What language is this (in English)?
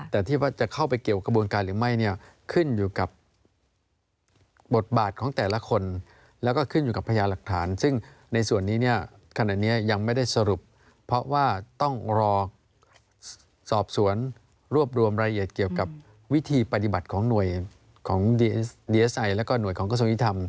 Thai